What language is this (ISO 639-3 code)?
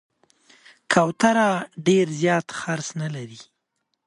pus